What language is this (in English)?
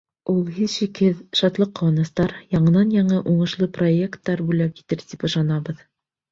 Bashkir